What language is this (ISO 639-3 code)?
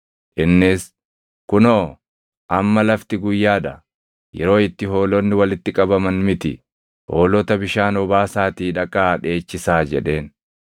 orm